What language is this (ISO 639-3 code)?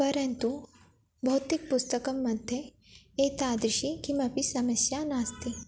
san